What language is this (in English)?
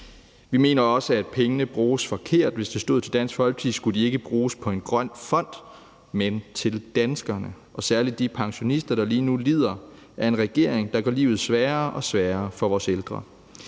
Danish